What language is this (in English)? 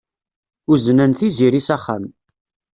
Kabyle